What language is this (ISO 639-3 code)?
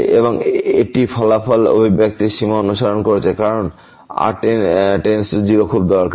ben